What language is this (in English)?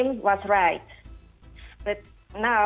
Indonesian